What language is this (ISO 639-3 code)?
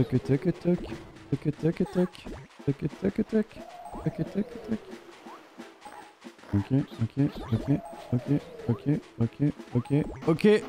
fra